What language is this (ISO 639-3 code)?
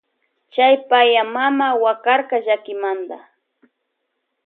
qvj